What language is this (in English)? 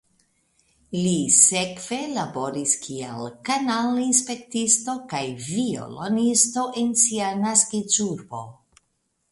Esperanto